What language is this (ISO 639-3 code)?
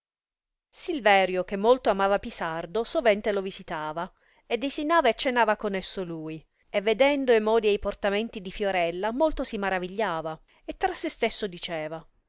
ita